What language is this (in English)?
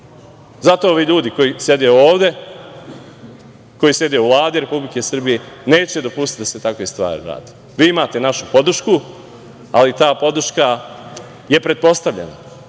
Serbian